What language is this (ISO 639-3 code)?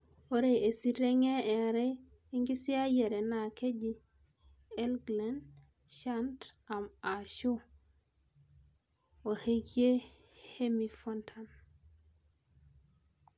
mas